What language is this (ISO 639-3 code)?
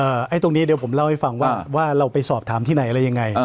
tha